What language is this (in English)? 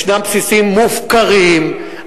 Hebrew